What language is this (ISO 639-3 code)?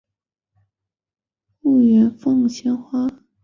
zho